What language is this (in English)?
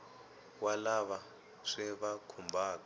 Tsonga